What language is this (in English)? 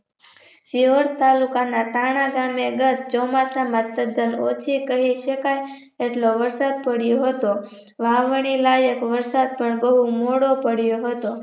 Gujarati